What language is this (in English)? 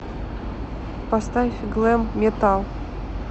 Russian